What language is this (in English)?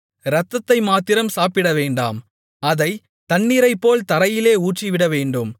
Tamil